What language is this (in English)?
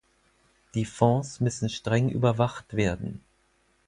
German